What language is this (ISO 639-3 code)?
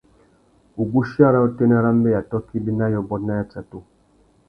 bag